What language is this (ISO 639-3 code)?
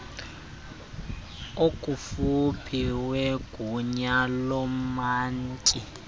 xho